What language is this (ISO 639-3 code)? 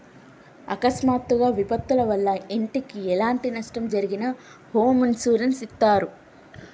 tel